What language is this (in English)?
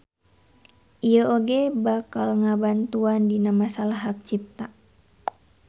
Sundanese